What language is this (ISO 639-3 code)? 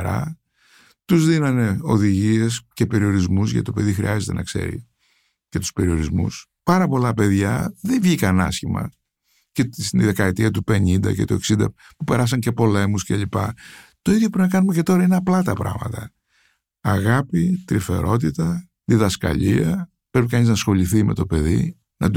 ell